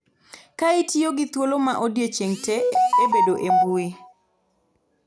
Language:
Luo (Kenya and Tanzania)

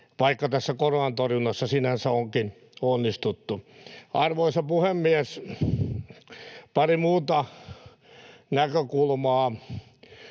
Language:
Finnish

